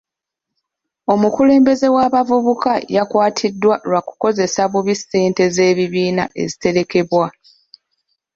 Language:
Ganda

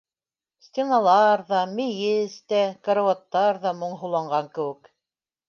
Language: Bashkir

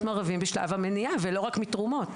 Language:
Hebrew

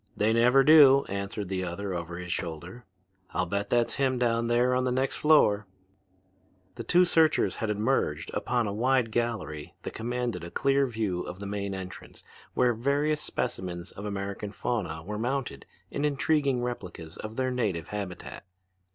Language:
English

